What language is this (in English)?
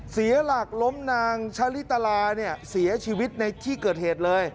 Thai